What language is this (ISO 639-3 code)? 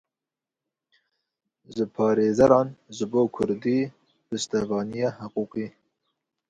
kur